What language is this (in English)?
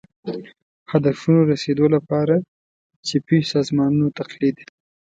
Pashto